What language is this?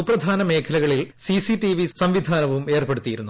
Malayalam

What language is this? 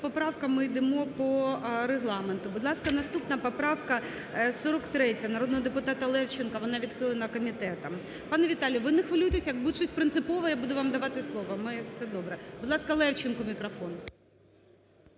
Ukrainian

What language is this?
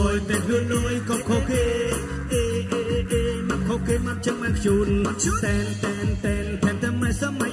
Khmer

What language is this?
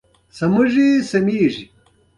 Pashto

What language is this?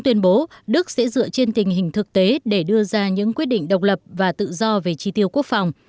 Vietnamese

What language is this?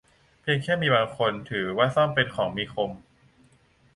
Thai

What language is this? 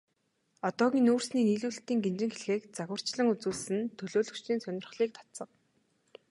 Mongolian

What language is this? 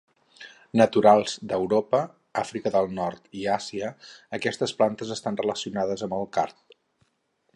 Catalan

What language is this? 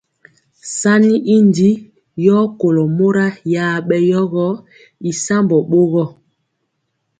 Mpiemo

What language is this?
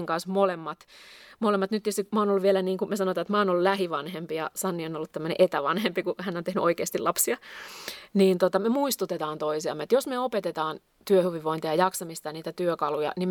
Finnish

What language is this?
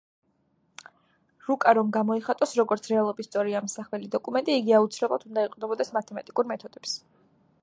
Georgian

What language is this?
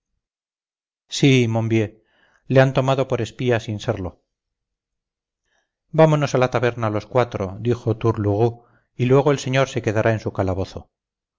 Spanish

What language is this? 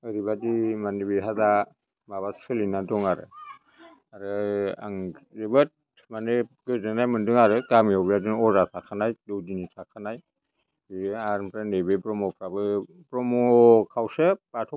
Bodo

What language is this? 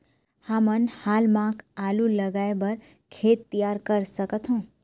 Chhattisgarhi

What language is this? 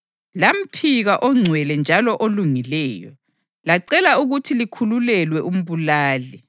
North Ndebele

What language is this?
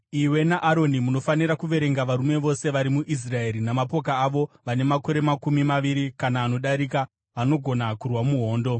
Shona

